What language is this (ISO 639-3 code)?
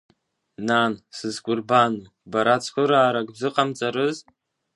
abk